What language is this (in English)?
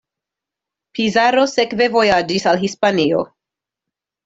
Esperanto